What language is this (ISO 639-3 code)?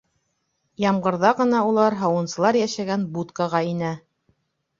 bak